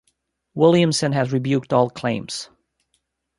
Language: English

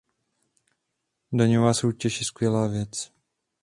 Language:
Czech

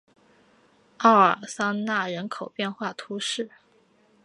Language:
Chinese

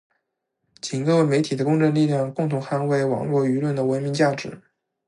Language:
Chinese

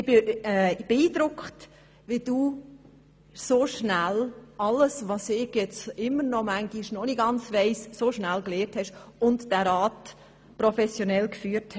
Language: Swiss German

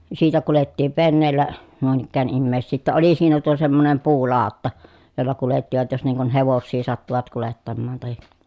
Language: Finnish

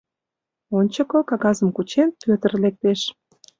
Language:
Mari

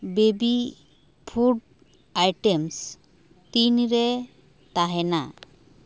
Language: Santali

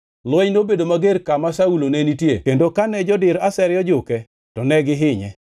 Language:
Luo (Kenya and Tanzania)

